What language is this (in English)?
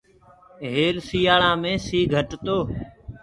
Gurgula